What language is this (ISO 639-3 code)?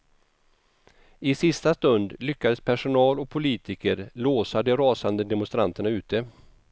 swe